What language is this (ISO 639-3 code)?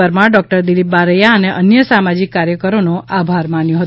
guj